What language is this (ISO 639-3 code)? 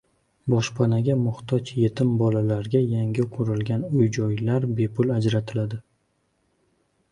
uzb